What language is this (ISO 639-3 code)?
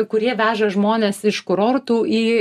lit